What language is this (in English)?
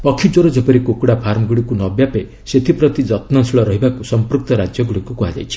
Odia